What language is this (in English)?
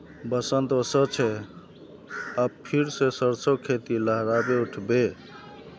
Magahi